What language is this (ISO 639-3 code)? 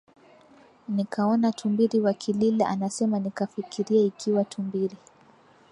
swa